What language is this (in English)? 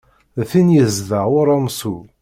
Kabyle